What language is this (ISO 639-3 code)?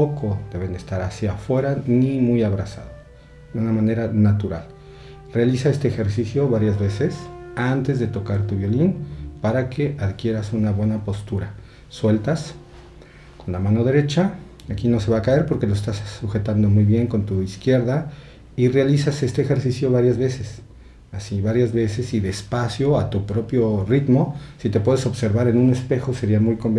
spa